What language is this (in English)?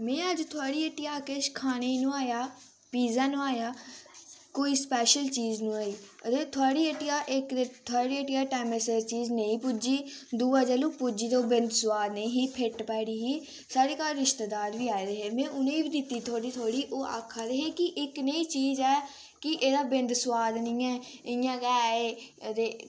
Dogri